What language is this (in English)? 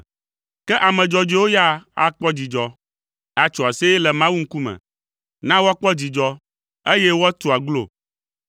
Ewe